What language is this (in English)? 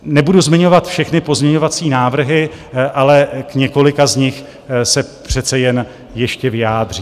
Czech